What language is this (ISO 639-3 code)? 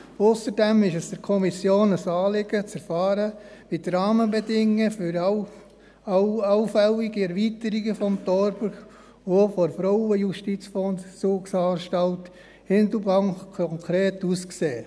gsw